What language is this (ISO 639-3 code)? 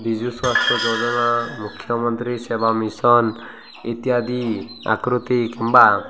ori